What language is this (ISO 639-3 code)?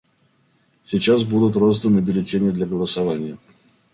rus